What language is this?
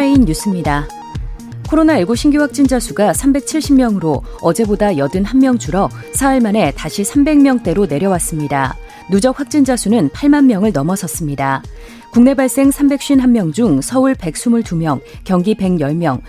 Korean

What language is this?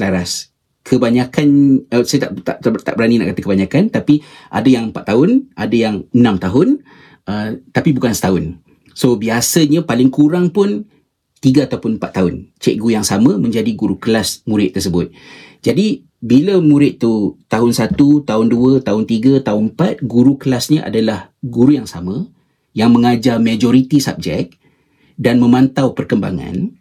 Malay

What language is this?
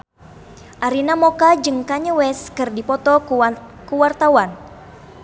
Sundanese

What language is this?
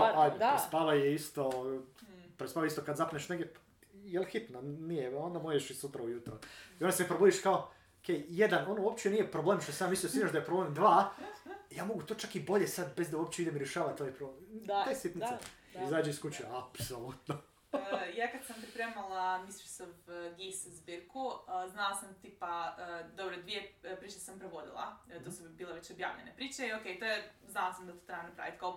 Croatian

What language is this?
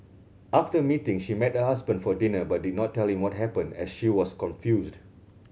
English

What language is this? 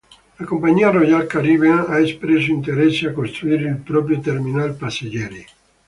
Italian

